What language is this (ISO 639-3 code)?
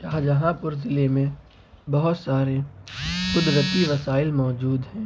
urd